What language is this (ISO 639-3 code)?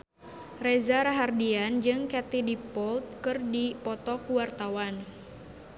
sun